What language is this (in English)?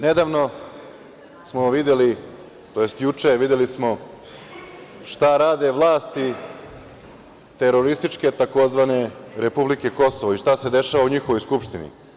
Serbian